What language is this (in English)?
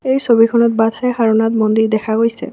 Assamese